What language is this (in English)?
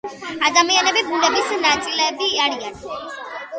Georgian